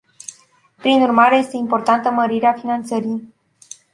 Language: Romanian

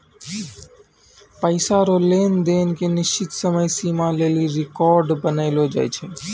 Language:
Maithili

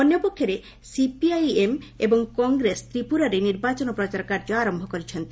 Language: Odia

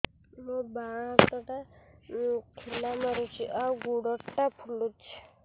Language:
Odia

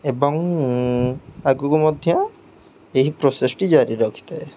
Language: Odia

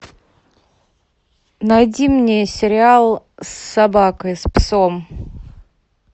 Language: Russian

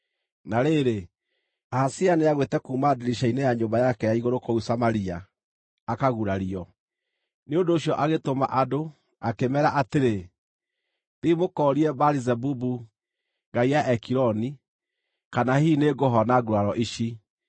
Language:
Kikuyu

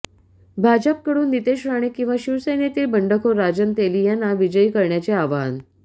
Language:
Marathi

